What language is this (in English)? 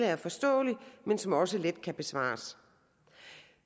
Danish